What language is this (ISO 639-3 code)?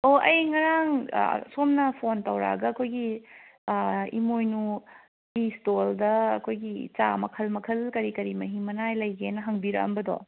mni